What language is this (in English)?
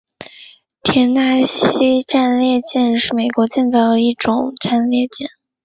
Chinese